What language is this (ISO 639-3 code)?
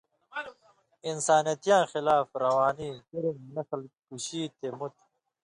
mvy